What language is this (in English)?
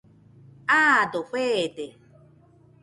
Nüpode Huitoto